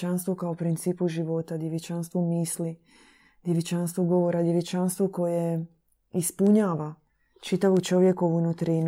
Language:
Croatian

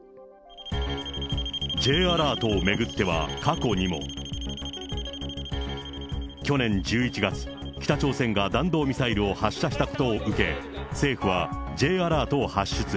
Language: Japanese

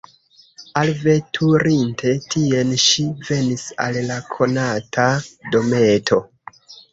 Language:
Esperanto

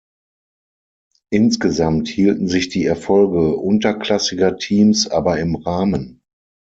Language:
German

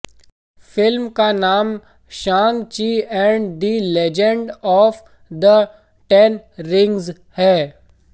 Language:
Hindi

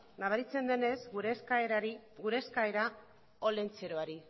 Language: Basque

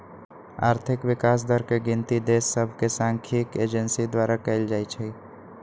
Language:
Magahi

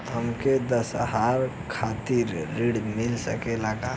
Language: Bhojpuri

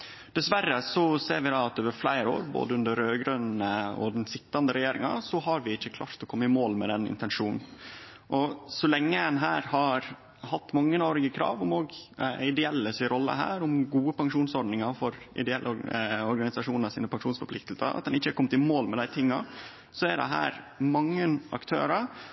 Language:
Norwegian Nynorsk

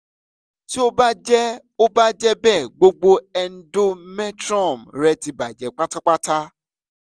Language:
Yoruba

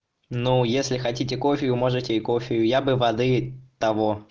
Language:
Russian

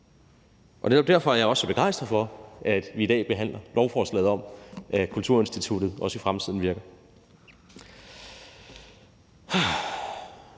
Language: Danish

